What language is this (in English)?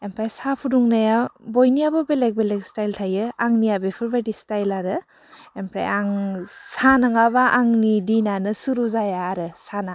Bodo